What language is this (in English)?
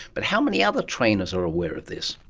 English